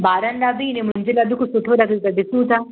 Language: Sindhi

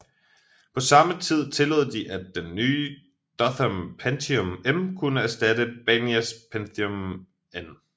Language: Danish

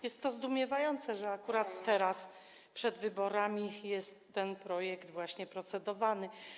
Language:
Polish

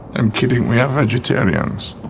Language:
English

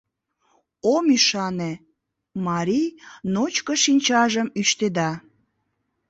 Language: Mari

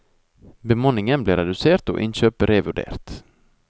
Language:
Norwegian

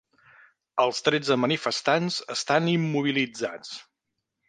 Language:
Catalan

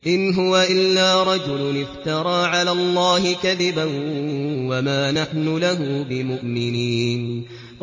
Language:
Arabic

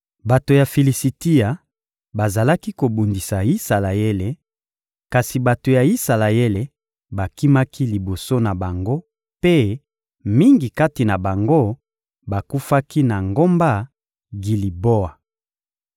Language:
Lingala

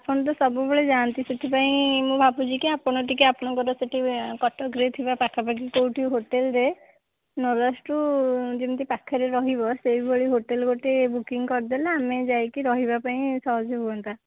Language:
Odia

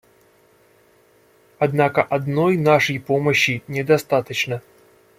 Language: Russian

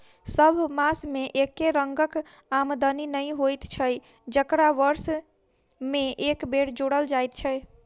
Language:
Maithili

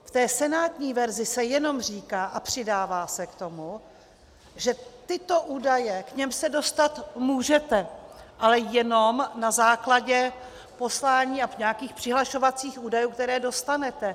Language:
Czech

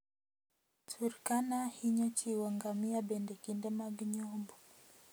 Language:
Luo (Kenya and Tanzania)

